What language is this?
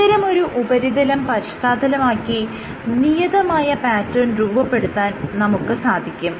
Malayalam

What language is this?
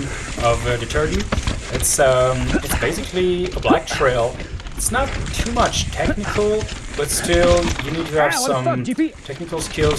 English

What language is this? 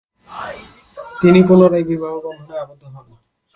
Bangla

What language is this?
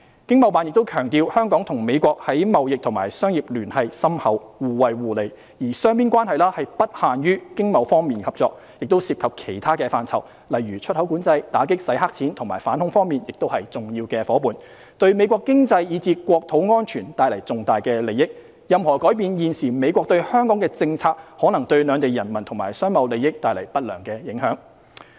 Cantonese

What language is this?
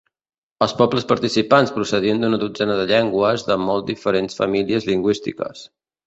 Catalan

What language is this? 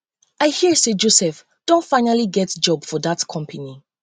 Nigerian Pidgin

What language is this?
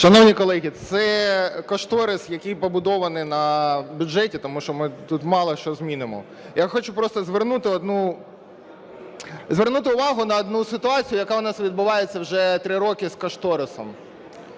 Ukrainian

